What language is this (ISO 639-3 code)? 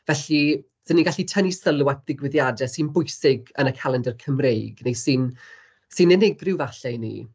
cym